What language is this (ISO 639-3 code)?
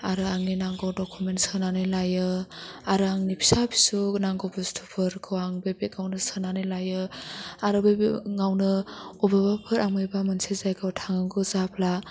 brx